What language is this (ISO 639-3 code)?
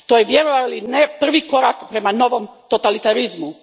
hrv